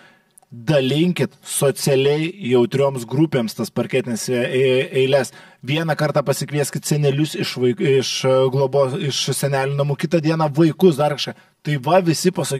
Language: Lithuanian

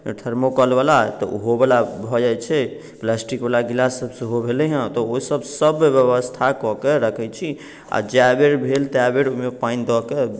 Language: Maithili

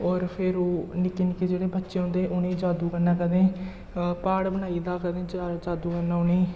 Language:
Dogri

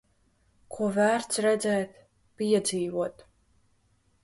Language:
Latvian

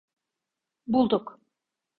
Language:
Turkish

